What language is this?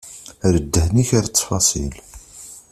Kabyle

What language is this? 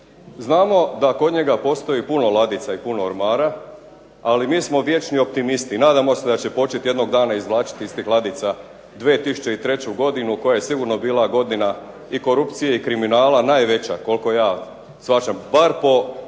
Croatian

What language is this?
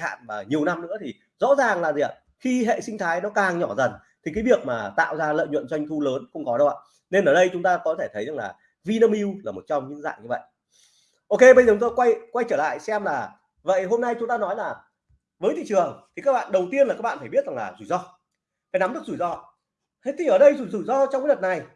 Vietnamese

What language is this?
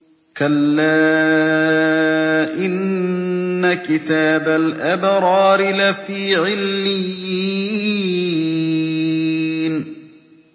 Arabic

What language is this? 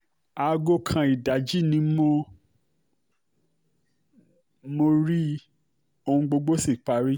Yoruba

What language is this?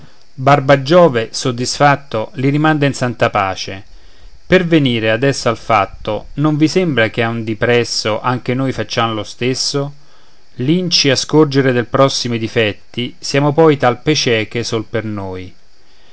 Italian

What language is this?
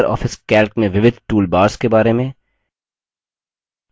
Hindi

